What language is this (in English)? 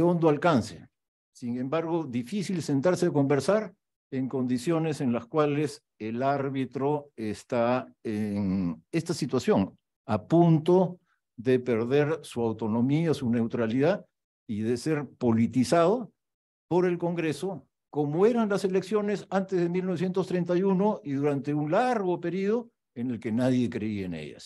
Spanish